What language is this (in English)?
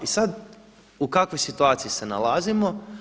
Croatian